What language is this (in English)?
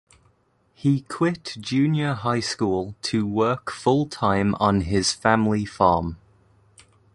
English